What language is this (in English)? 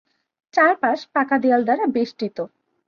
Bangla